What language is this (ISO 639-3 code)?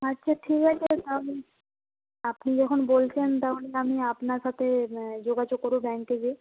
ben